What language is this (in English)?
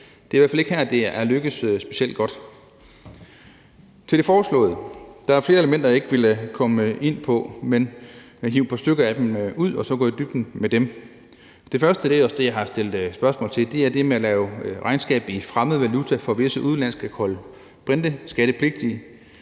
Danish